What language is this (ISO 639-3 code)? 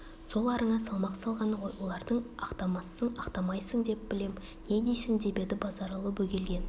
kaz